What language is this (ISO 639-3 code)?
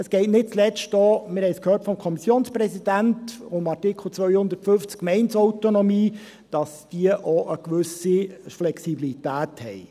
gsw